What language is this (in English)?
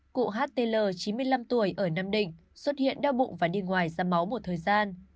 Vietnamese